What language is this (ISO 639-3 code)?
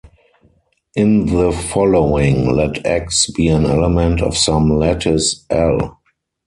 eng